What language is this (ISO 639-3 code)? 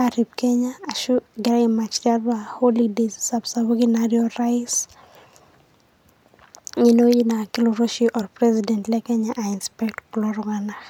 mas